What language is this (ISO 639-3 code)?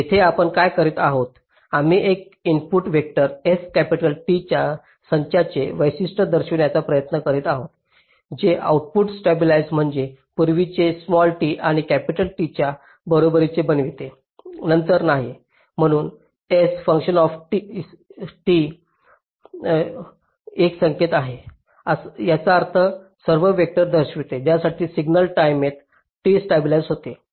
mar